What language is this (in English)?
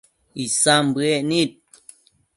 Matsés